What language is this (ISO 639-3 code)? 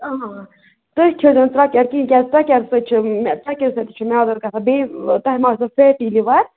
kas